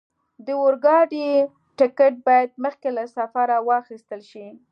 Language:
Pashto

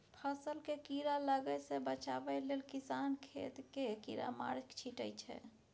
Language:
Maithili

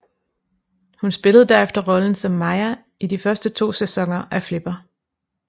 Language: Danish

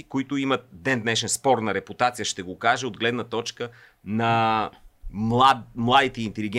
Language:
Bulgarian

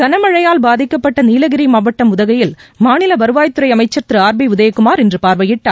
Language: Tamil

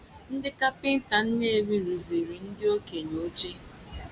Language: Igbo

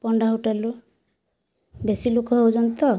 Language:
Odia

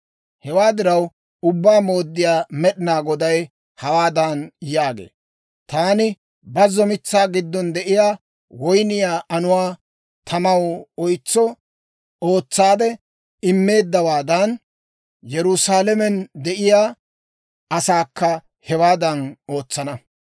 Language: Dawro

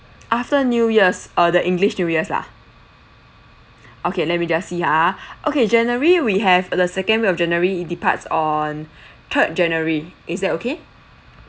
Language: English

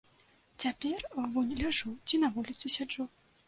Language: Belarusian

